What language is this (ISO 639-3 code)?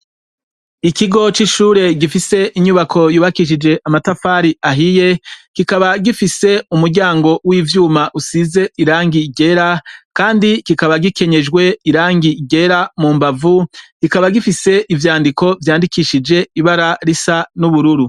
run